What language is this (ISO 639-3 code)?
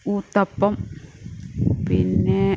mal